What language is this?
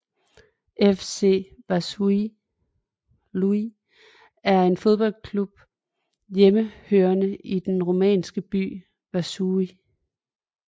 Danish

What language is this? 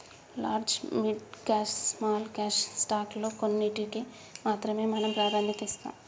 Telugu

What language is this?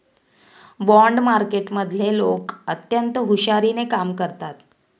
Marathi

